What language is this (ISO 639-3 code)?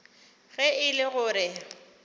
nso